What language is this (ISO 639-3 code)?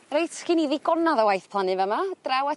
cym